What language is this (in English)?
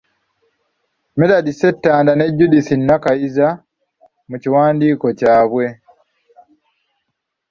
Ganda